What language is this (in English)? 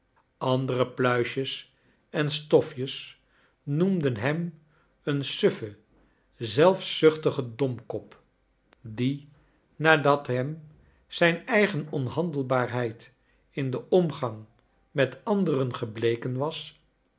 Dutch